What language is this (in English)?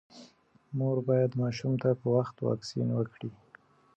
Pashto